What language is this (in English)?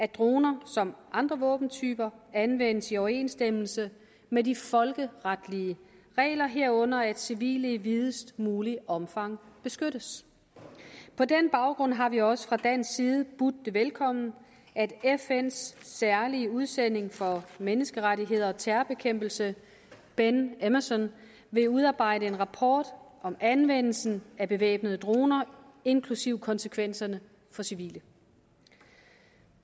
Danish